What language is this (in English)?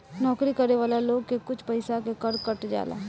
Bhojpuri